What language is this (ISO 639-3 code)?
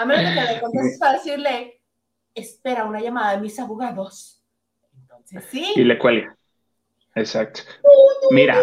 spa